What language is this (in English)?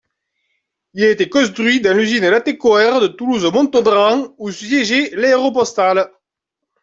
French